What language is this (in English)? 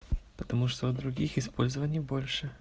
Russian